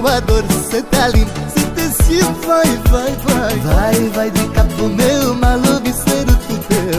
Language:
Romanian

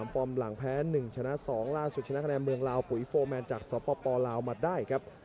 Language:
Thai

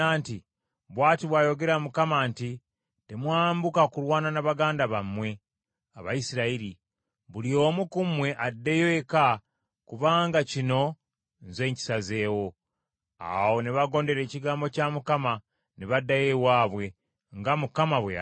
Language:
Ganda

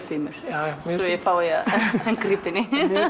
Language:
Icelandic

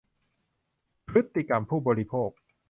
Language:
Thai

